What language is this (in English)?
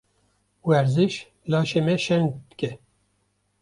Kurdish